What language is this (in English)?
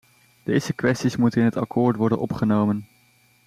Dutch